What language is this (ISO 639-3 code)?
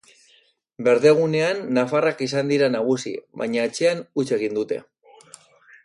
eus